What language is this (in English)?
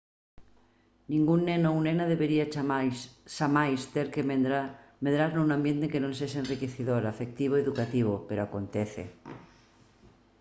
Galician